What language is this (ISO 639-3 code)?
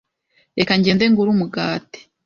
kin